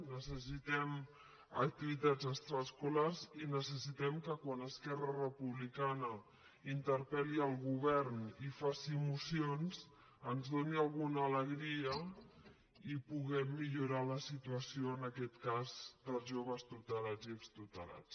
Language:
Catalan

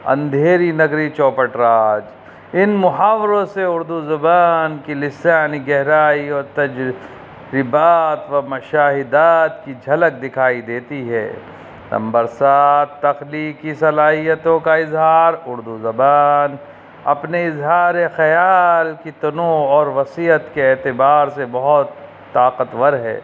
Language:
Urdu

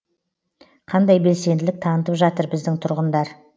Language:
Kazakh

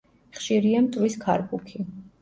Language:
Georgian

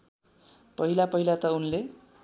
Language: Nepali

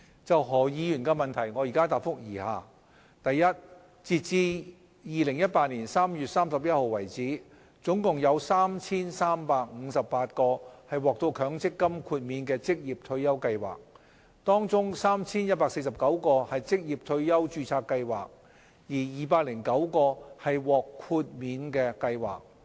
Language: Cantonese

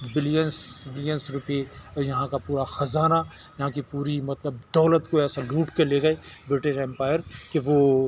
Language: Urdu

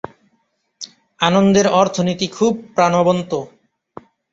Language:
Bangla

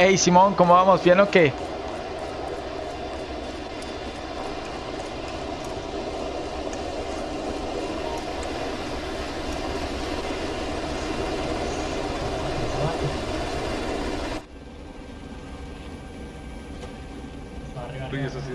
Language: Spanish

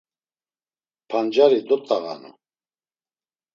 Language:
Laz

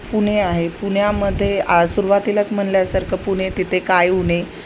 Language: Marathi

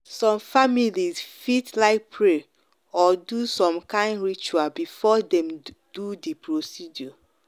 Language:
Nigerian Pidgin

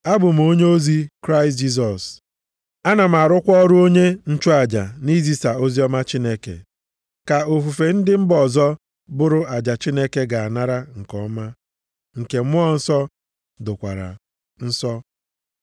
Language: Igbo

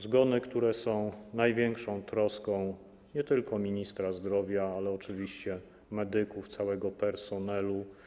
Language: Polish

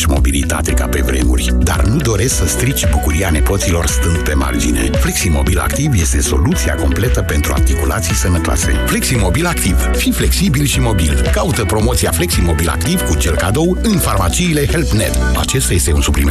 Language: Romanian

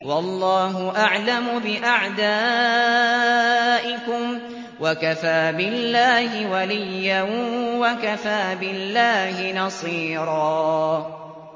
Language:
Arabic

